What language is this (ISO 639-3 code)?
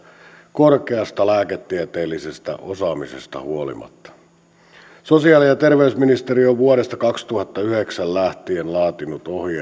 fin